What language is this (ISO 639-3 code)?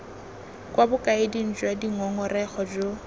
tsn